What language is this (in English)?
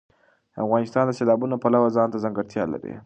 Pashto